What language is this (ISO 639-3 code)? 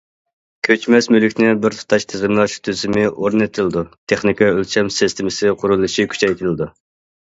uig